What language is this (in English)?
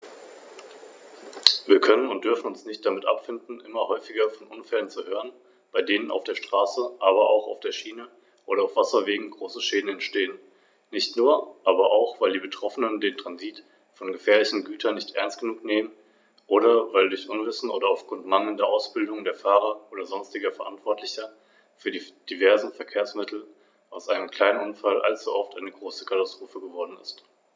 German